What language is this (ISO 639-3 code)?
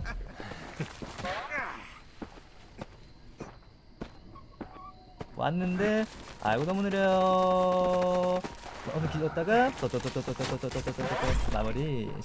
kor